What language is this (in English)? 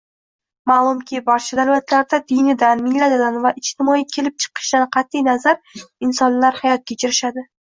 Uzbek